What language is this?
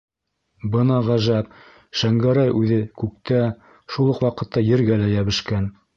Bashkir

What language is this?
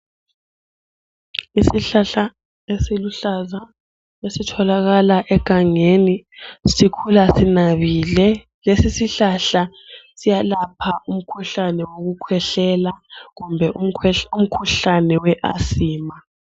North Ndebele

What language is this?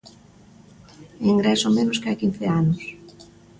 Galician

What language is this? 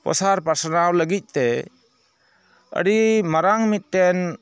Santali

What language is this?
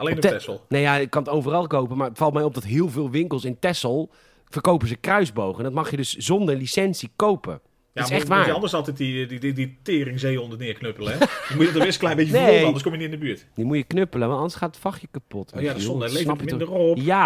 Dutch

